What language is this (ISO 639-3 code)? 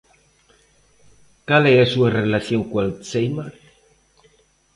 glg